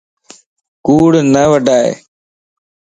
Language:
Lasi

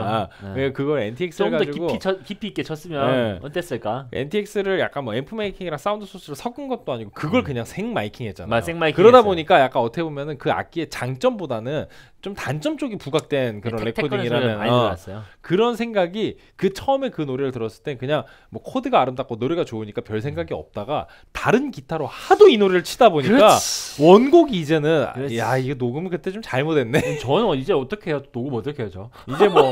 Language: Korean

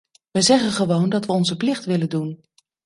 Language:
Dutch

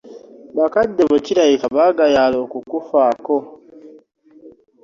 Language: Ganda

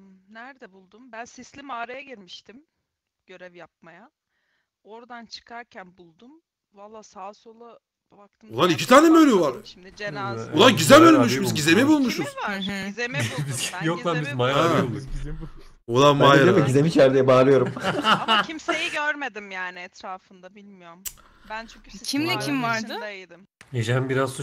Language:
Turkish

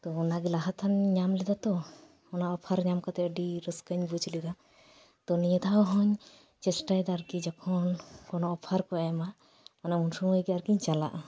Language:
Santali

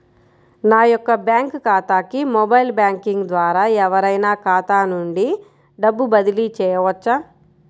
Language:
Telugu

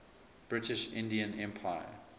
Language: English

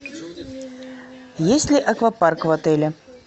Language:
Russian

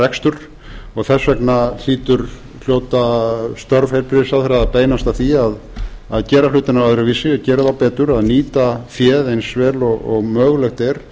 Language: Icelandic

